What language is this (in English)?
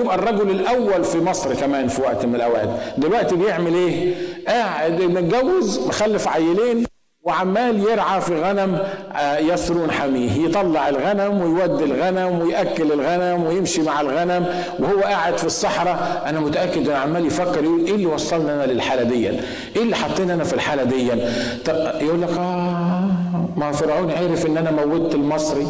Arabic